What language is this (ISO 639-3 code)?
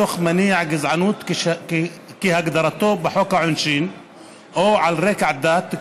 heb